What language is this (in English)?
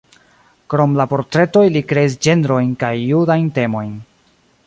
Esperanto